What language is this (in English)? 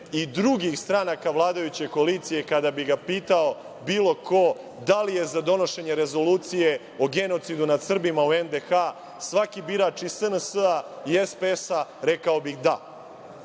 Serbian